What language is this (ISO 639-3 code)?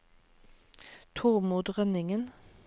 nor